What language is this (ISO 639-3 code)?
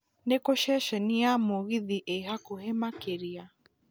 kik